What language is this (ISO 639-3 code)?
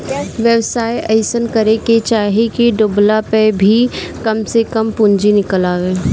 bho